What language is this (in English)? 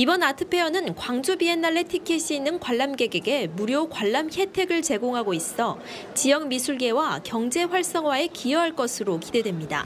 Korean